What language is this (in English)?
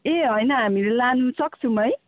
Nepali